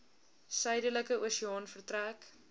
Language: Afrikaans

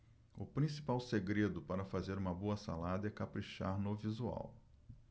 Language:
Portuguese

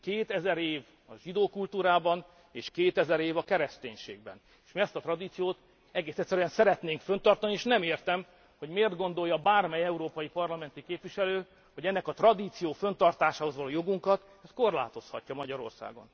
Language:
Hungarian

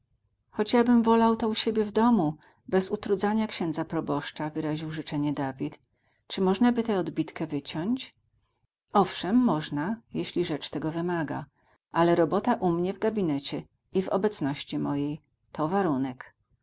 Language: Polish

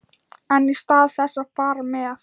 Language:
Icelandic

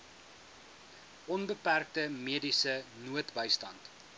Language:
Afrikaans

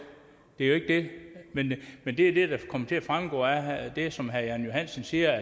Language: Danish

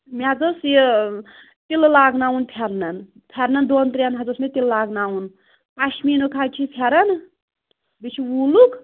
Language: Kashmiri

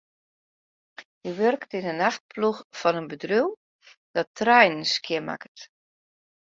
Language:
Western Frisian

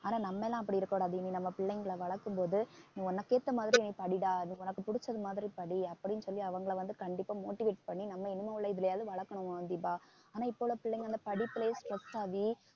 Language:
Tamil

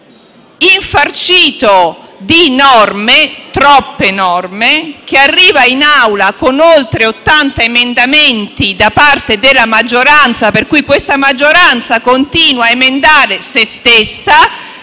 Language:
Italian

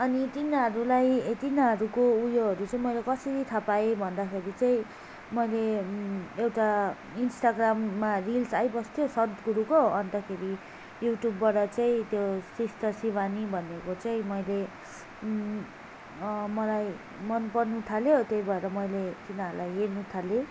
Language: Nepali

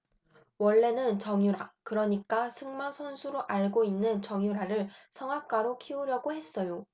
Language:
Korean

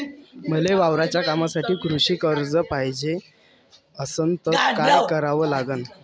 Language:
Marathi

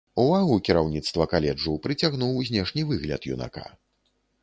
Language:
Belarusian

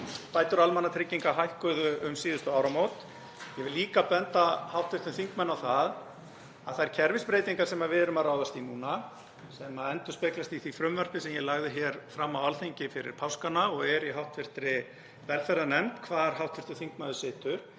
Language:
Icelandic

